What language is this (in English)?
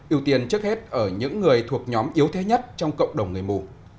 Vietnamese